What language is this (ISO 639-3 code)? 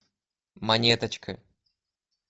rus